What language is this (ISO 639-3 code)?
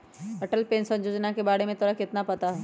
mag